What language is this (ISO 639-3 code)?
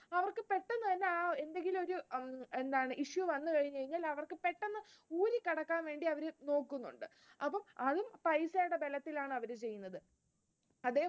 mal